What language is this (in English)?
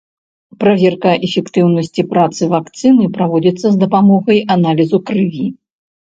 Belarusian